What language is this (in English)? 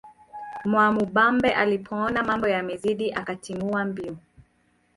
Swahili